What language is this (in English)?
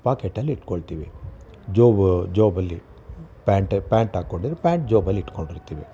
Kannada